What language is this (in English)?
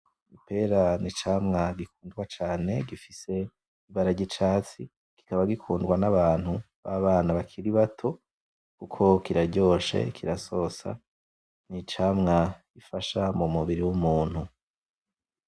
Rundi